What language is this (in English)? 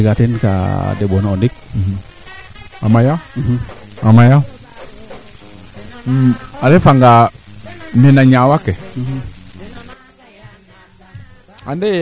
Serer